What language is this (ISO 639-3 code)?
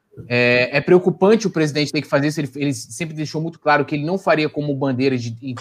por